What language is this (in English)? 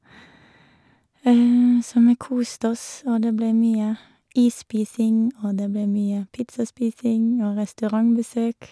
Norwegian